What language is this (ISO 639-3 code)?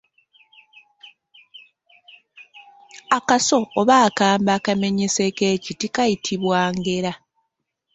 lug